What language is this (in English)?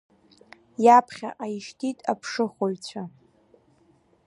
Abkhazian